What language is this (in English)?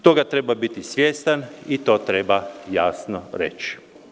Serbian